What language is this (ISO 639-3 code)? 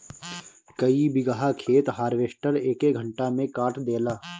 bho